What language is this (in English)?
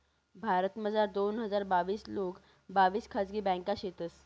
Marathi